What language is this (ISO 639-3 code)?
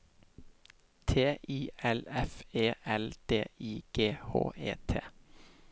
nor